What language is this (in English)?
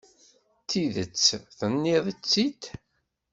Kabyle